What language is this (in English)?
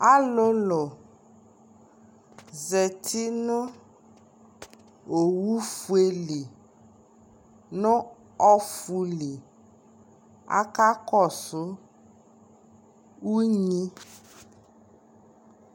Ikposo